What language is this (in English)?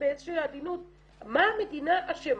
Hebrew